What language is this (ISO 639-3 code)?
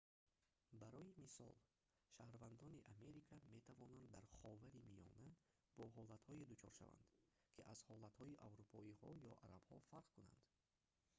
tgk